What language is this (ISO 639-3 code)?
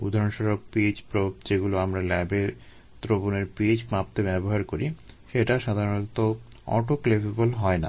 ben